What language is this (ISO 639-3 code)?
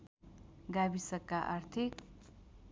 nep